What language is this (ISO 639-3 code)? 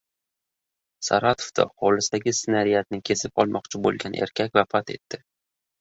uzb